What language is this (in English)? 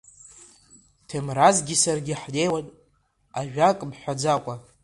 Abkhazian